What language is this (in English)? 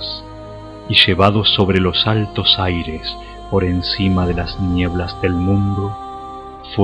Spanish